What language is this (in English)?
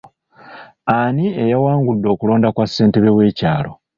Ganda